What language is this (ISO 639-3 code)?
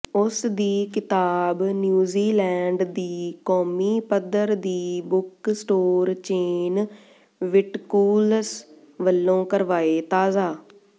pan